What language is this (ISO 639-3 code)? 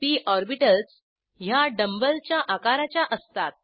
mar